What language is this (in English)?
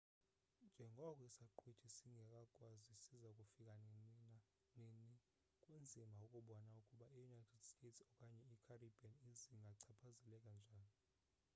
Xhosa